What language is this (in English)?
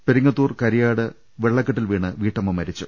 Malayalam